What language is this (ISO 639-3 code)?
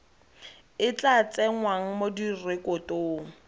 tsn